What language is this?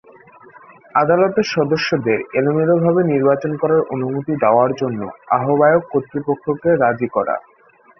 Bangla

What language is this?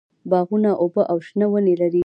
Pashto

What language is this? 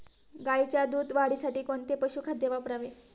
Marathi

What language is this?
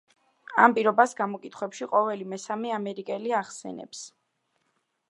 Georgian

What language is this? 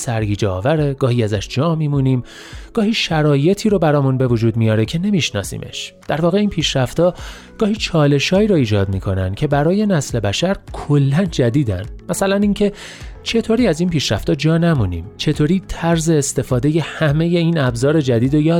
Persian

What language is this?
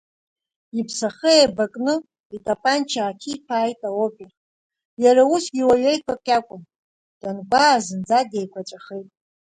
Abkhazian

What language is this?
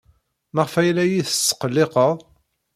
Kabyle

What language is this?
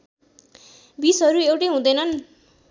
Nepali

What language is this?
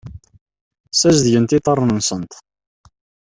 Kabyle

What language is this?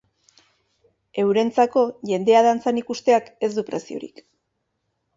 Basque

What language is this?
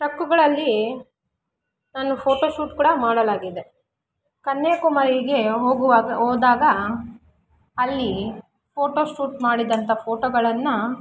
Kannada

